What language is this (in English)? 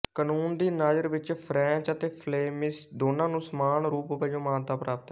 Punjabi